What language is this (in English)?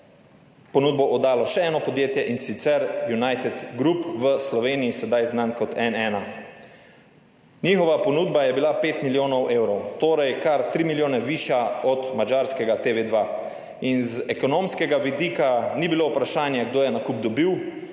Slovenian